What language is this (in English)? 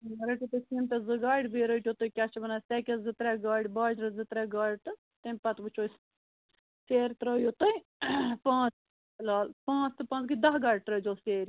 Kashmiri